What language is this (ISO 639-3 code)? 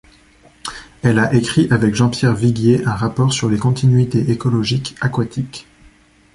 fra